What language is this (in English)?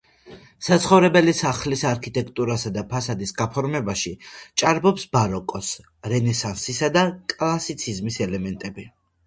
Georgian